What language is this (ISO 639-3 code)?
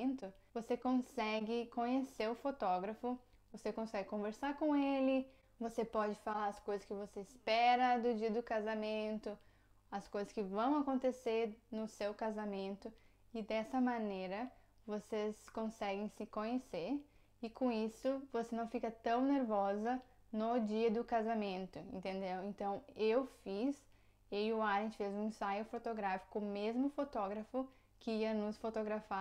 por